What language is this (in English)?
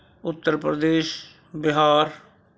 Punjabi